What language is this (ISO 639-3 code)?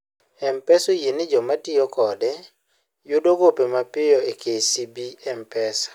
luo